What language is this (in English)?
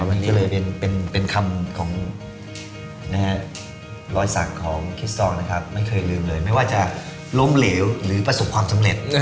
Thai